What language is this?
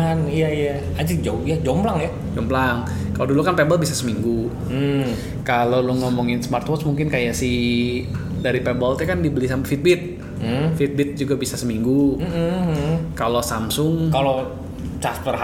Indonesian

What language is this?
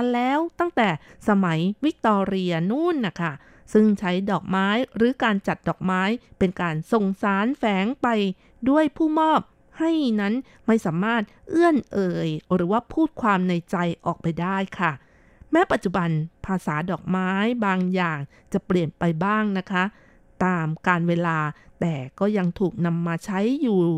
Thai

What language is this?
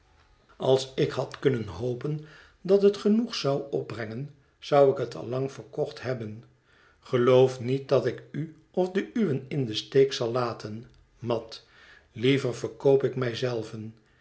Dutch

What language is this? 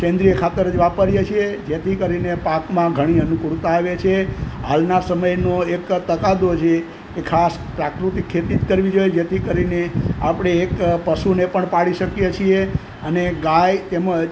Gujarati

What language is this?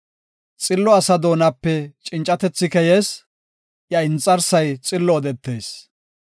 Gofa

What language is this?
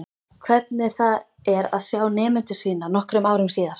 Icelandic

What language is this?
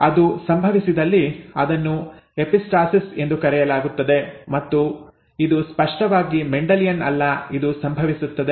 Kannada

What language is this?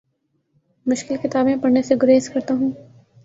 Urdu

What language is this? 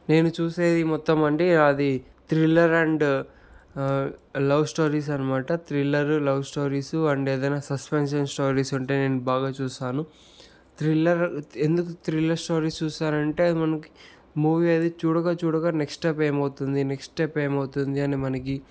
Telugu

